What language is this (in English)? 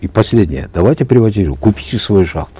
Kazakh